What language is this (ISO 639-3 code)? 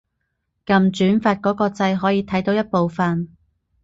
yue